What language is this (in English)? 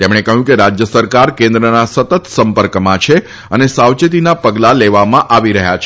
Gujarati